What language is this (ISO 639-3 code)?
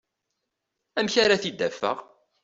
kab